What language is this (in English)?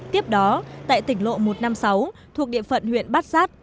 Vietnamese